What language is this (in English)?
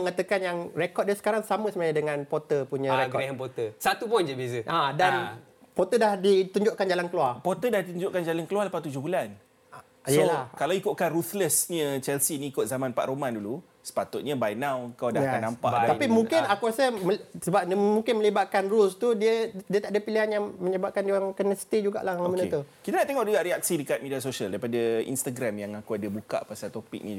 Malay